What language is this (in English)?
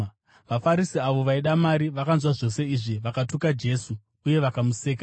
Shona